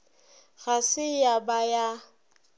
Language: Northern Sotho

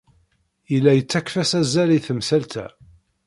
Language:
Kabyle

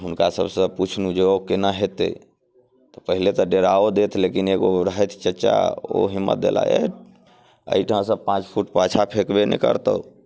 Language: Maithili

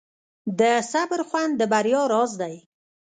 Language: Pashto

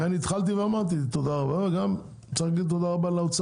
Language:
Hebrew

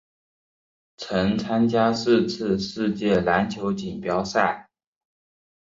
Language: Chinese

